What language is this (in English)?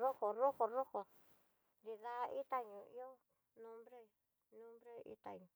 Tidaá Mixtec